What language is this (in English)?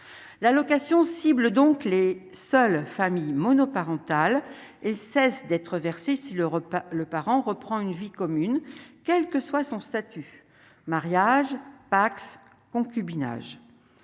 French